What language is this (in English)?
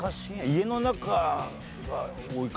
Japanese